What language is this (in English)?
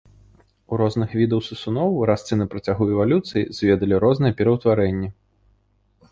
Belarusian